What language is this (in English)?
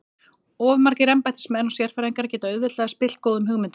Icelandic